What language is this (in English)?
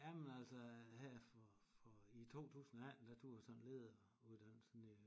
Danish